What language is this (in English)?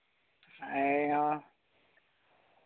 Santali